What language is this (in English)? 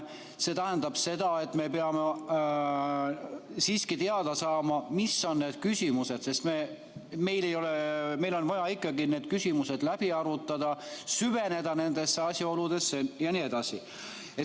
Estonian